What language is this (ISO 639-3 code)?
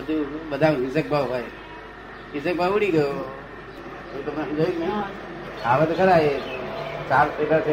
guj